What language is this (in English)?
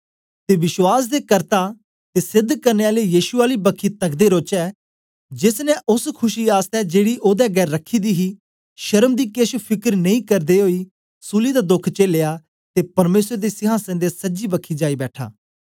Dogri